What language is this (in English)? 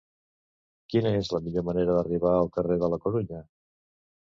Catalan